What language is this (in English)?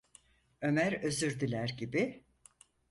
Turkish